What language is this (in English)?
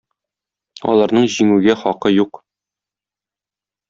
Tatar